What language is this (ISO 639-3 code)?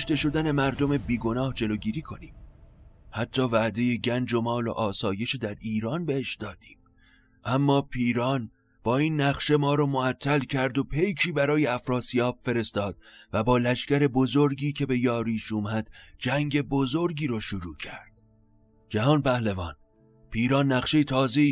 fas